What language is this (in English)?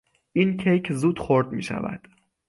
Persian